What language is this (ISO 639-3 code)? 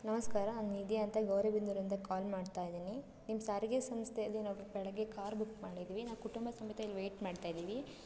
kan